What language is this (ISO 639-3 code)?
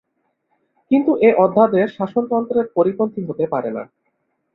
ben